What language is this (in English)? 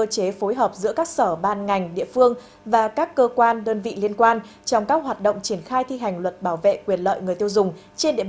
Vietnamese